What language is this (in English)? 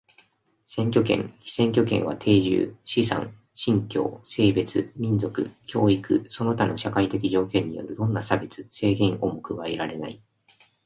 Japanese